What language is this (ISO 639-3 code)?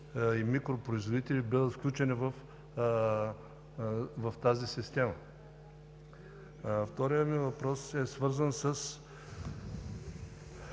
bul